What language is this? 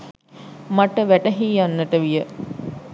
Sinhala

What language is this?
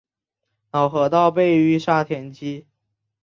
Chinese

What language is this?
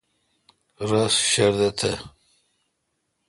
Kalkoti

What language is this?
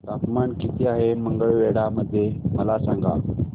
Marathi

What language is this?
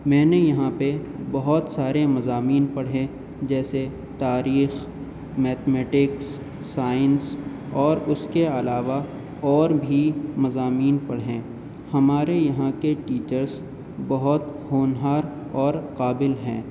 Urdu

